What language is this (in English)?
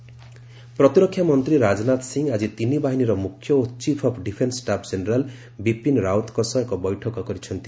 Odia